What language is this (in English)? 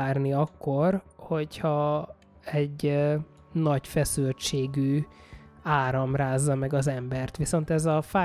Hungarian